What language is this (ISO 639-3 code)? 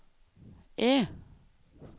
nor